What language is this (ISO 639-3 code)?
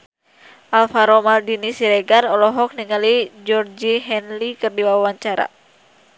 sun